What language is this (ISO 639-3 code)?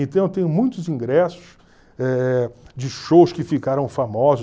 por